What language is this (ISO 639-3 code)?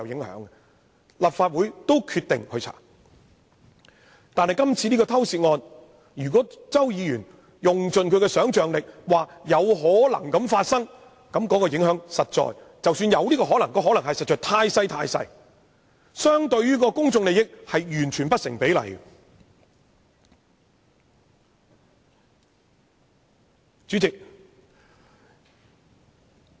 yue